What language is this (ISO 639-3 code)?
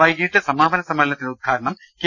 mal